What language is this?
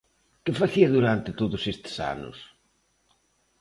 Galician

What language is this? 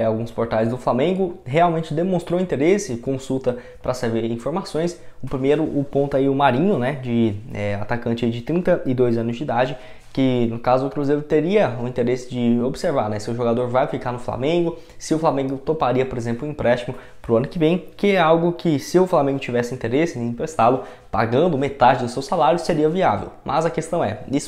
Portuguese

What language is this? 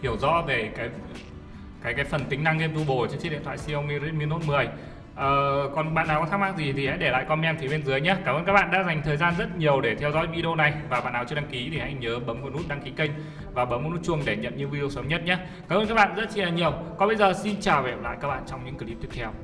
Vietnamese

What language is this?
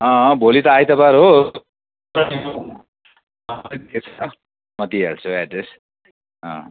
Nepali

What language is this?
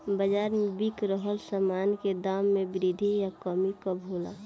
Bhojpuri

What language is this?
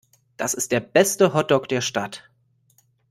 German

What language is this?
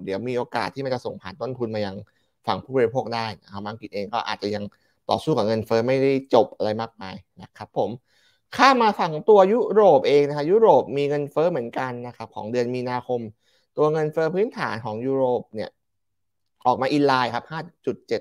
Thai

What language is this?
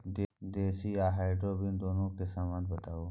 Maithili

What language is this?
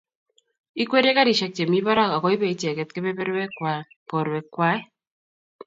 Kalenjin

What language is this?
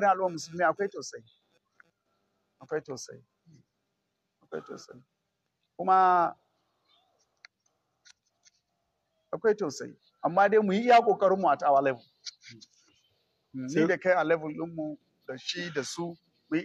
Arabic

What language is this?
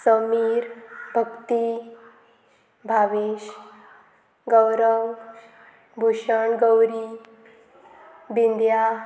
Konkani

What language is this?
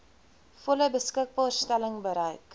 Afrikaans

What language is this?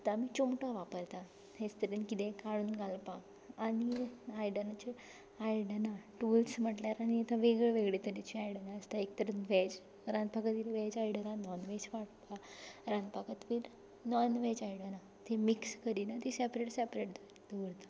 Konkani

